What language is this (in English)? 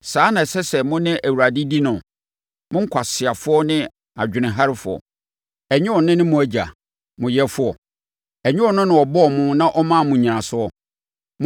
Akan